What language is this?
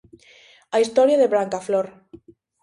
Galician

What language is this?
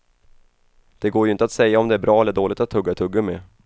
Swedish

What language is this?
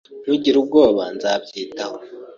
Kinyarwanda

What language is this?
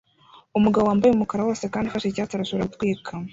Kinyarwanda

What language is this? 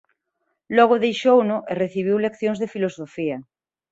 Galician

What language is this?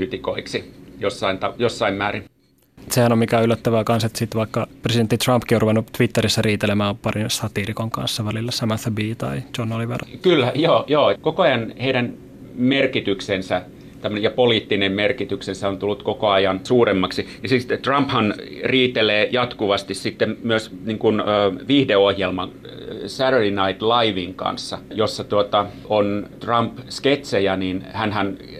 Finnish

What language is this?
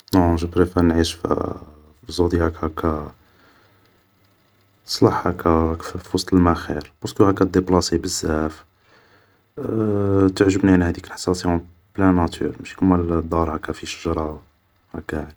Algerian Arabic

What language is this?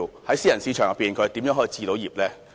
Cantonese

